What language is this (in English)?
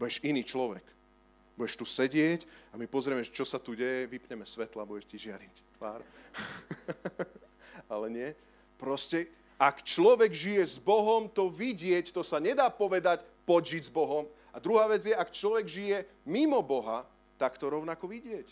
Slovak